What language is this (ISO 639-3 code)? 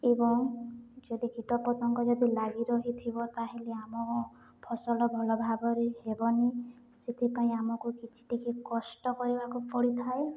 ori